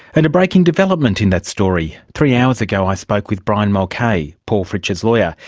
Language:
English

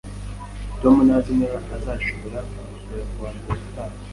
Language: Kinyarwanda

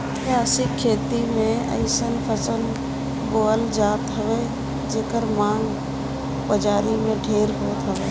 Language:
Bhojpuri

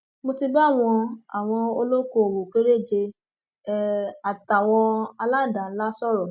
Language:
Yoruba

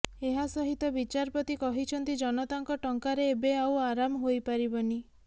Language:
Odia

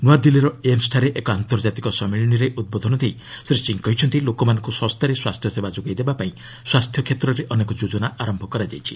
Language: Odia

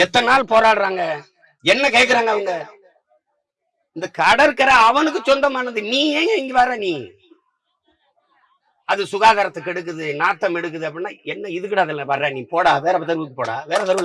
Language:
Tamil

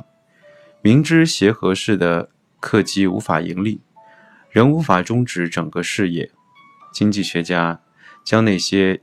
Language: Chinese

